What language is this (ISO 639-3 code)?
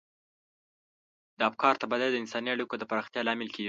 pus